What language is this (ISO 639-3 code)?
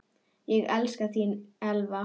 isl